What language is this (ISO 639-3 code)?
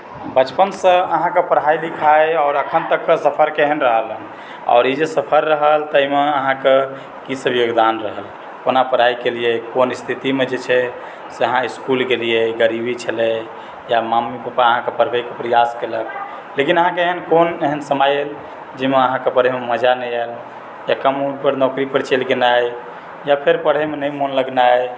mai